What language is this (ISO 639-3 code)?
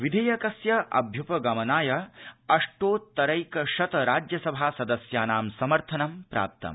san